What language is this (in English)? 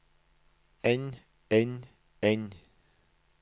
Norwegian